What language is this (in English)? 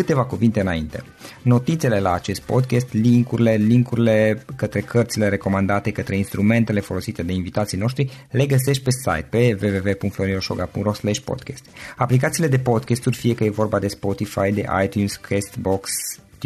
Romanian